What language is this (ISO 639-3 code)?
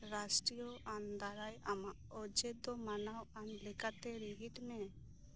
sat